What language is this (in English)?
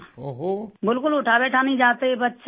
Urdu